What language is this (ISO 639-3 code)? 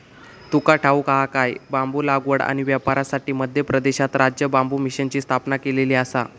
mar